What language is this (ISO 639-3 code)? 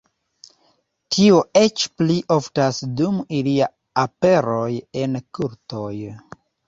epo